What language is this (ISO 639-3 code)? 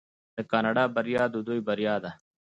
pus